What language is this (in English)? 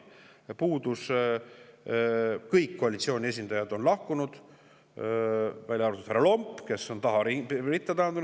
Estonian